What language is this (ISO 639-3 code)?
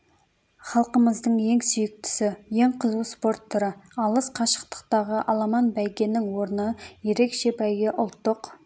kaz